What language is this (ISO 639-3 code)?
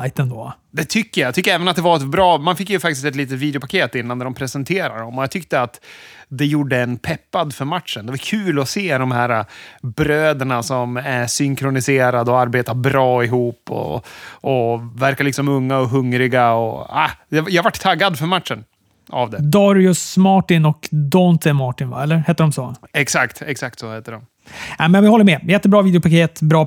swe